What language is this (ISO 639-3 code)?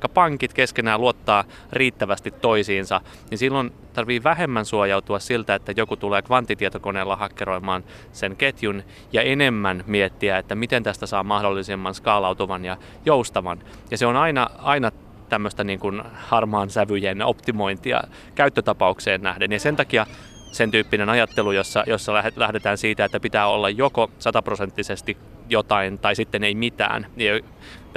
fin